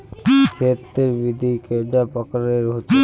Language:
Magahi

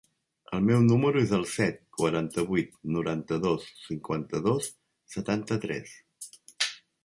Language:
Catalan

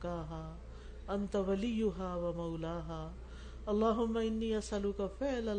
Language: Urdu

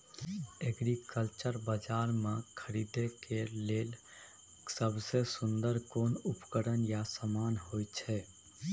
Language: Maithili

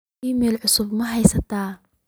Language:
Somali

